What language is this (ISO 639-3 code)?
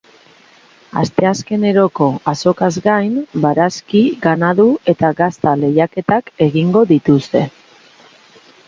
eus